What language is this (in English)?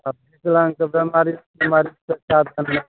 Maithili